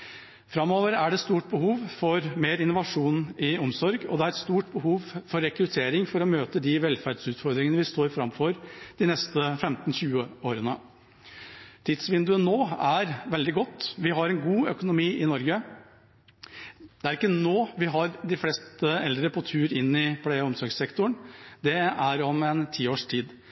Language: Norwegian Bokmål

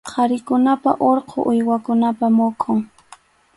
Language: Arequipa-La Unión Quechua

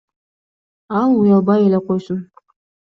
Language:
Kyrgyz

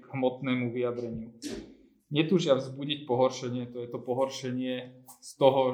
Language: Slovak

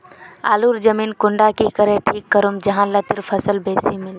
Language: Magahi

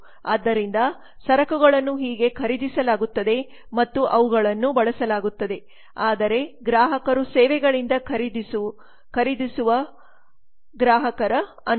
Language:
Kannada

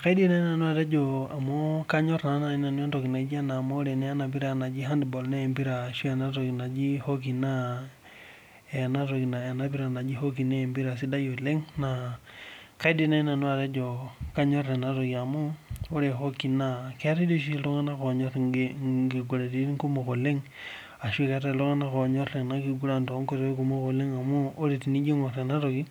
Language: Masai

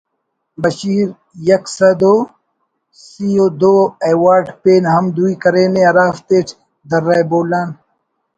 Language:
Brahui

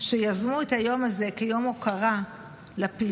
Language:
Hebrew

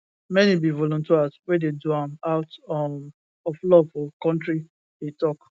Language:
Nigerian Pidgin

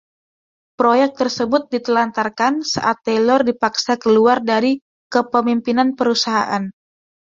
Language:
Indonesian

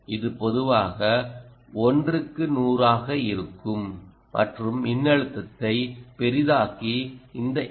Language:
Tamil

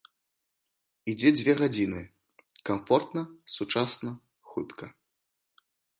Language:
Belarusian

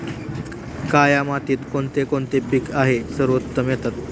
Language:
Marathi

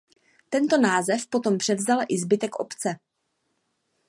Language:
Czech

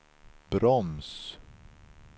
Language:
Swedish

